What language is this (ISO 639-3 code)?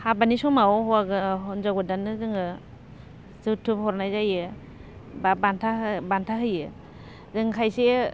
brx